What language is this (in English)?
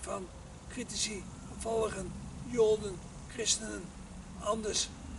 Dutch